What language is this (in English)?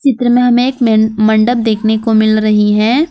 Hindi